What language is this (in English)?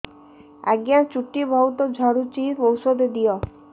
Odia